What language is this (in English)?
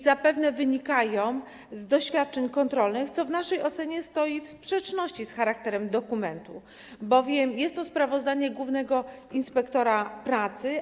Polish